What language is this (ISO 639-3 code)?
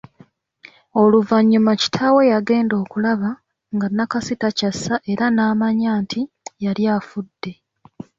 lug